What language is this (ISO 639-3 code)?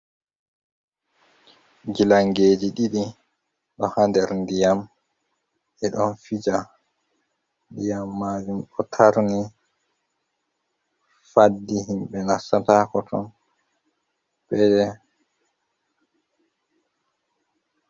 ful